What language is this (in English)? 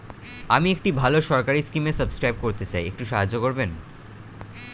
Bangla